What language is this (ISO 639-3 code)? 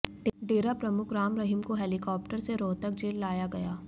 hin